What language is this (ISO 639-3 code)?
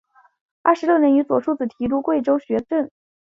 zho